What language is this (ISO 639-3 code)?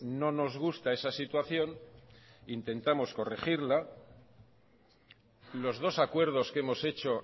spa